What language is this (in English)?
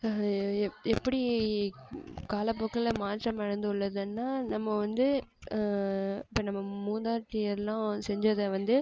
Tamil